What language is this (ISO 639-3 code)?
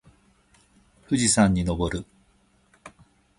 jpn